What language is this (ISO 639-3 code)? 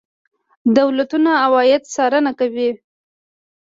pus